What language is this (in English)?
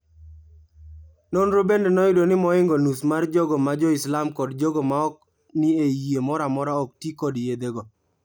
Luo (Kenya and Tanzania)